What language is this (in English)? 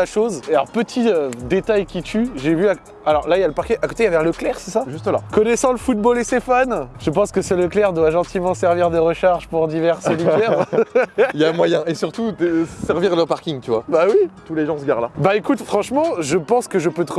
French